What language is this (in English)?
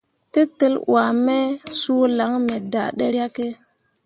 Mundang